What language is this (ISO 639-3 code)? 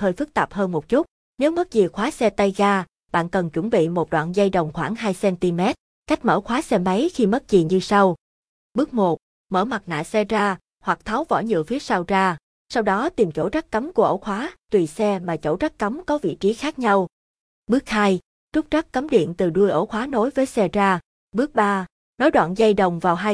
vie